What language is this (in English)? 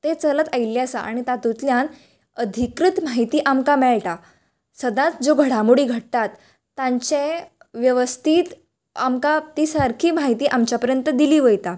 Konkani